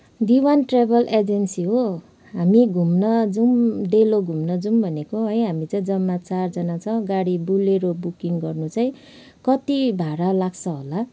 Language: Nepali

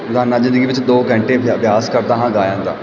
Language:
Punjabi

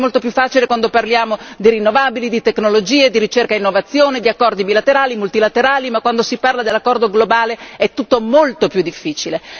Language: Italian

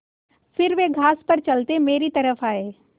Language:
Hindi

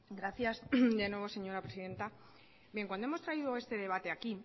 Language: Spanish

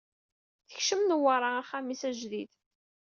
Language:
Kabyle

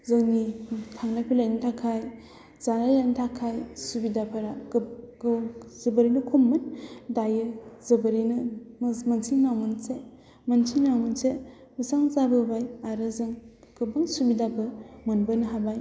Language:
Bodo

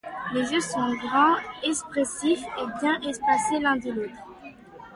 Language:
French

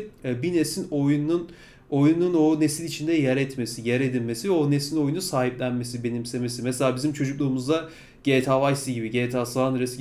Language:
Turkish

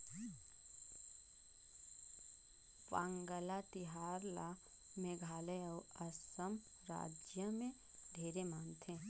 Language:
Chhattisgarhi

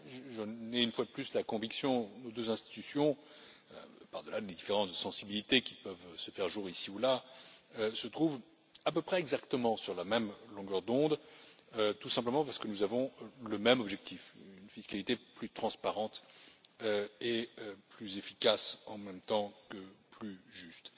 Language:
French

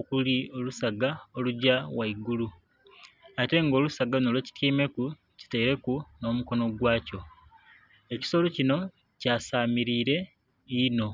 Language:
Soga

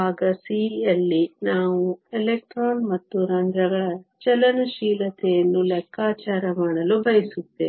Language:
Kannada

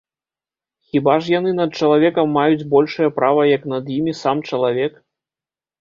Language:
Belarusian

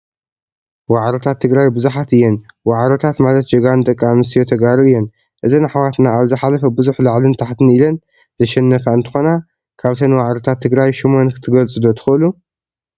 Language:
Tigrinya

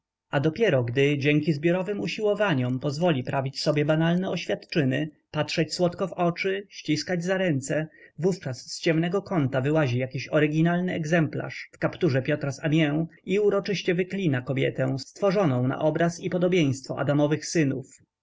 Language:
Polish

